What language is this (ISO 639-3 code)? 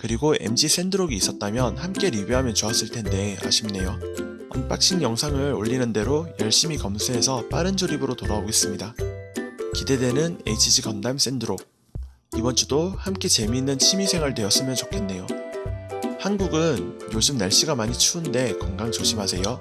kor